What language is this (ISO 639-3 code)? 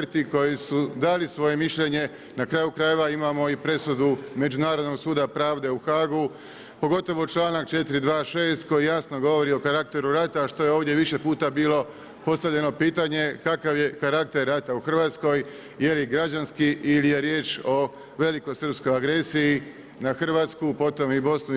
hrv